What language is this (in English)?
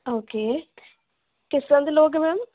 Punjabi